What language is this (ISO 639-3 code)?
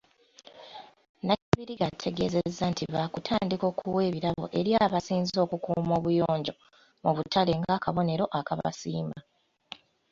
lug